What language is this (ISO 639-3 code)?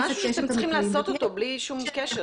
heb